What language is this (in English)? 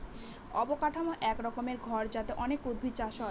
Bangla